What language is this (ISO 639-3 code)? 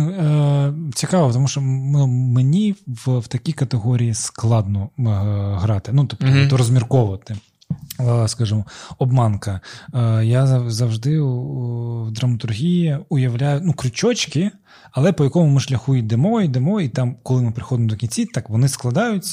ukr